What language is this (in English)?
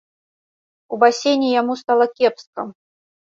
Belarusian